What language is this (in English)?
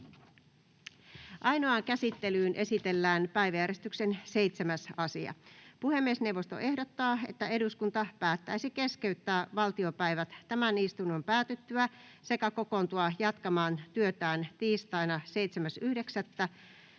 Finnish